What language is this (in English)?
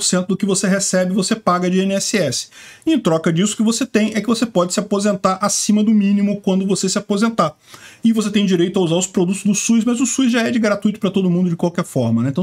Portuguese